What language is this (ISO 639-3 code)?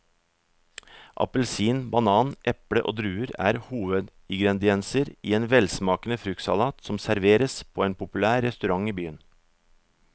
nor